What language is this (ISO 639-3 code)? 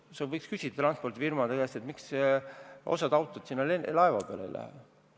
est